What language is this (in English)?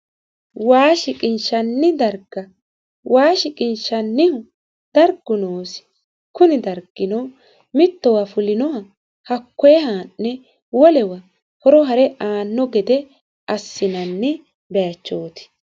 Sidamo